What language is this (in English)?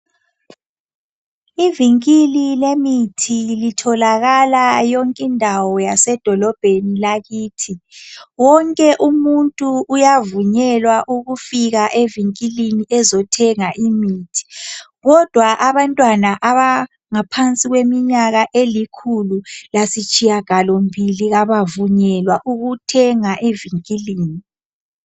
North Ndebele